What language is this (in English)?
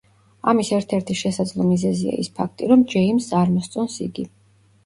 Georgian